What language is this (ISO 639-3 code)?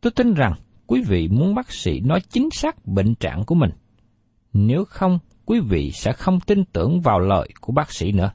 vie